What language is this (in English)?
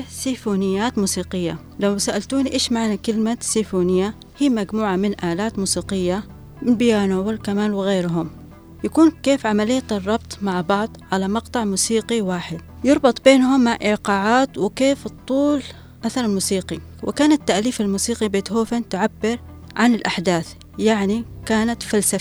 Arabic